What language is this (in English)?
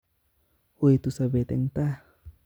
Kalenjin